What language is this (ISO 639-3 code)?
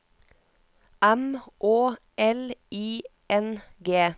nor